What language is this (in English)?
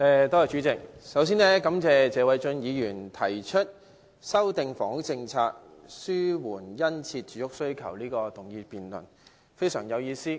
Cantonese